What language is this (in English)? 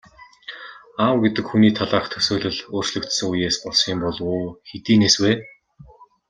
Mongolian